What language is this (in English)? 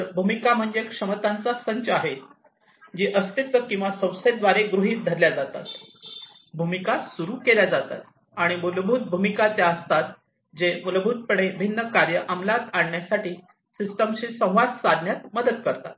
Marathi